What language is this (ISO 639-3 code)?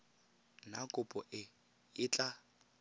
tsn